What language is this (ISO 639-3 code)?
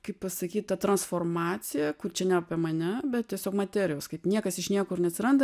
lit